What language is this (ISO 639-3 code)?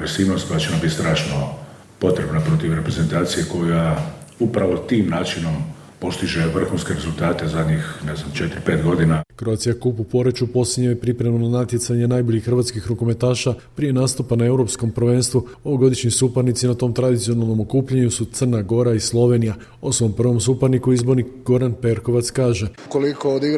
hrv